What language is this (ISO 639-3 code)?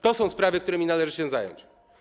pol